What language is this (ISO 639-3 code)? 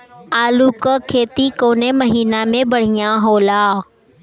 bho